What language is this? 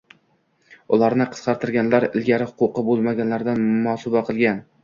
Uzbek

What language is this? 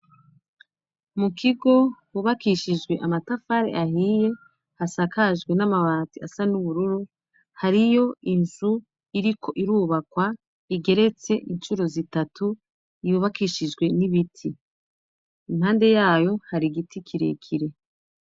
Rundi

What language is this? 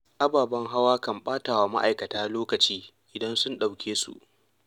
Hausa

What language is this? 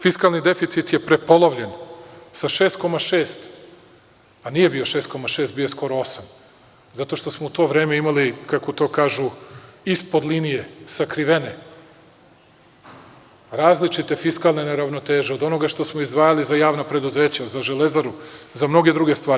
Serbian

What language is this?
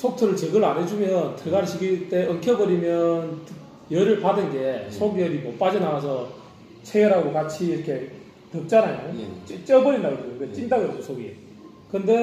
Korean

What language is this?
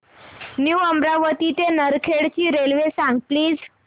Marathi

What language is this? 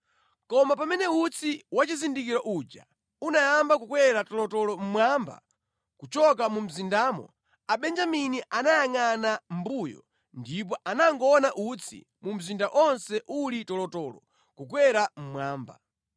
Nyanja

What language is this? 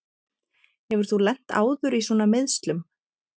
Icelandic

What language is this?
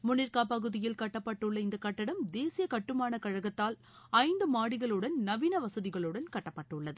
Tamil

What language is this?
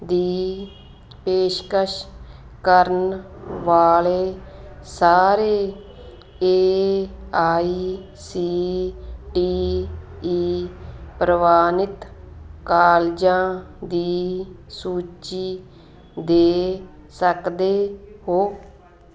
Punjabi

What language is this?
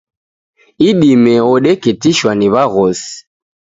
Taita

